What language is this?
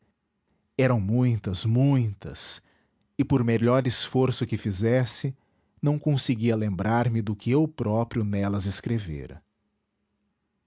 Portuguese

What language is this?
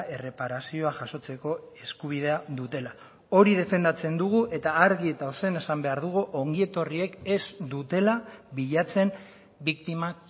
Basque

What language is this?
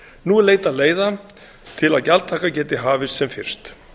Icelandic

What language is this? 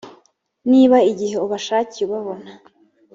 Kinyarwanda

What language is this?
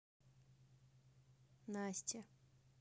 Russian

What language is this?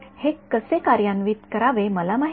Marathi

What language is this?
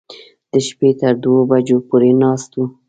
Pashto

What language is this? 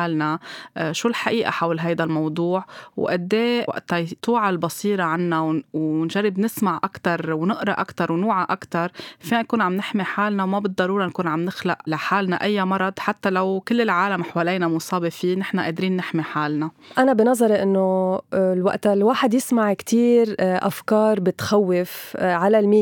Arabic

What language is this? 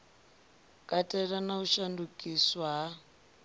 Venda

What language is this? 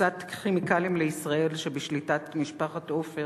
Hebrew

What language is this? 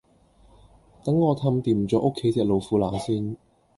Cantonese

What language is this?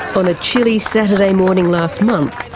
English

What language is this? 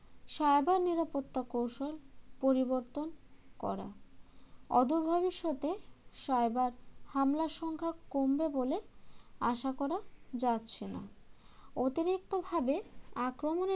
Bangla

